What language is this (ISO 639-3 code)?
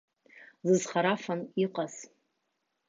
abk